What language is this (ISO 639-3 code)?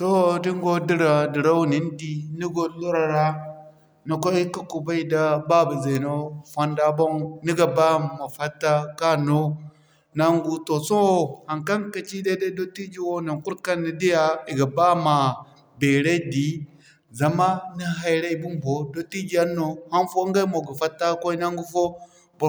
dje